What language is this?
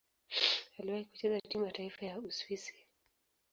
Swahili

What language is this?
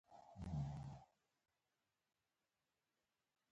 Pashto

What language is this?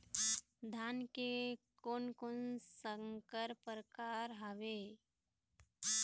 Chhattisgarhi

